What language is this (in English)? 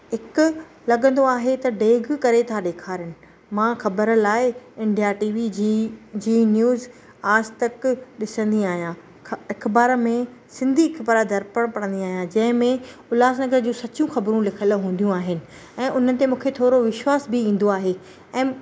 Sindhi